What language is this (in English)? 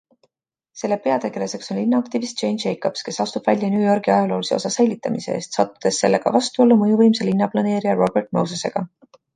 Estonian